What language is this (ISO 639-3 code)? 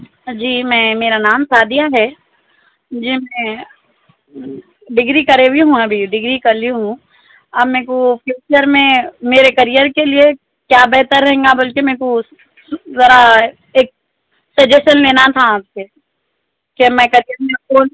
urd